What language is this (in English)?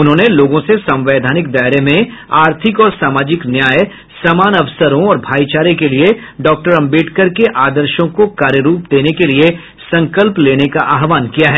Hindi